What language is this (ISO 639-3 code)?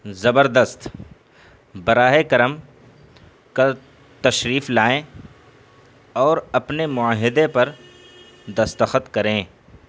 urd